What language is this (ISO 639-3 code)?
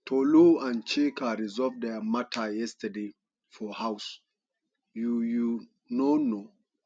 pcm